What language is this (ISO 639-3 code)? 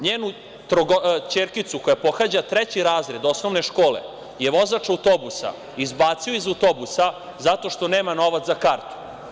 srp